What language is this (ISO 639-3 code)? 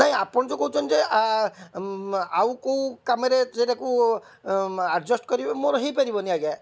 ori